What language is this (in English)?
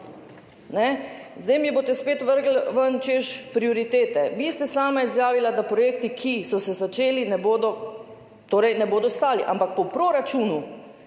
Slovenian